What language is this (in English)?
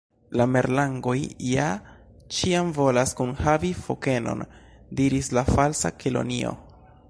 Esperanto